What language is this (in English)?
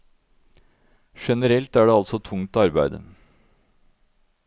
Norwegian